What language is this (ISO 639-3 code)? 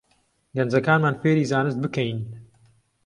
ckb